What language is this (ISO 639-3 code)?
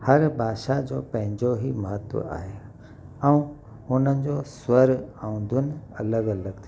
snd